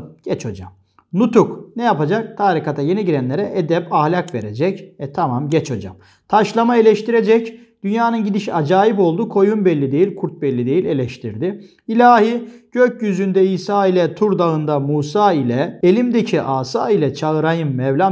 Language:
Turkish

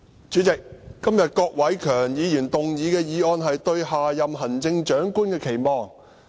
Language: Cantonese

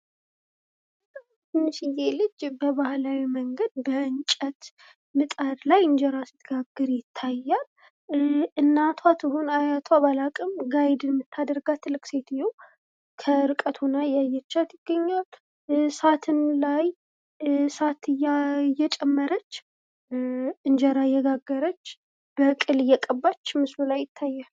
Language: Amharic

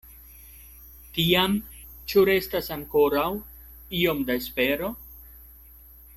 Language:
Esperanto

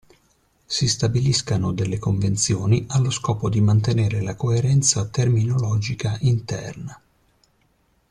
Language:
Italian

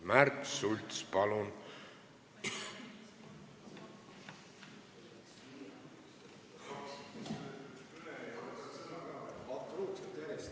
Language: Estonian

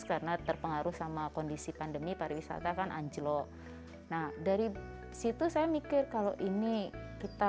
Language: Indonesian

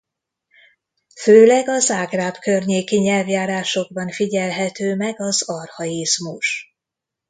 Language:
Hungarian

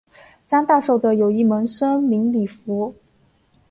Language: Chinese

